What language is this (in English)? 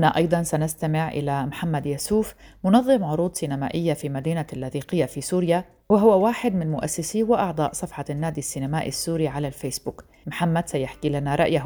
Arabic